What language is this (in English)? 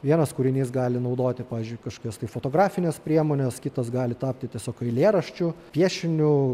Lithuanian